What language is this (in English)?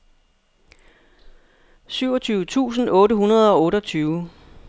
Danish